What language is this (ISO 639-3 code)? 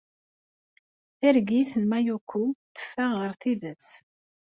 kab